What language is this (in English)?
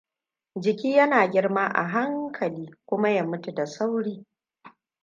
Hausa